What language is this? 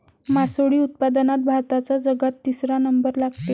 Marathi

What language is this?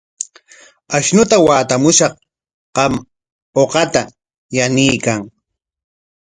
Corongo Ancash Quechua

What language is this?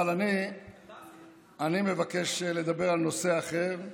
Hebrew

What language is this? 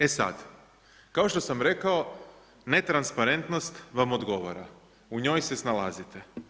Croatian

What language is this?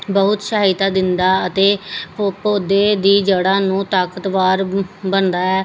Punjabi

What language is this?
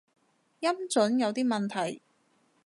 Cantonese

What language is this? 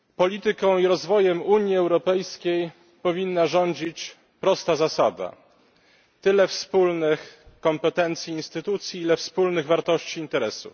Polish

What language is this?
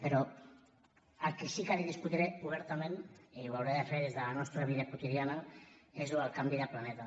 Catalan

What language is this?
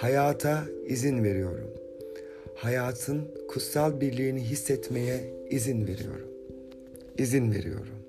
Turkish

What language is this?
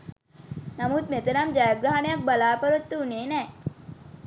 Sinhala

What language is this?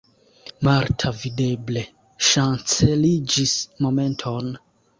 Esperanto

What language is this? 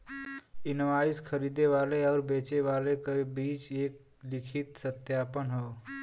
Bhojpuri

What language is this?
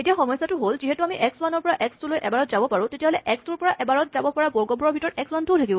Assamese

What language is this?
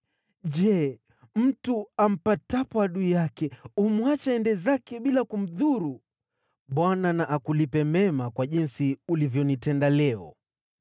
Swahili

